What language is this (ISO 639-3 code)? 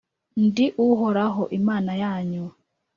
kin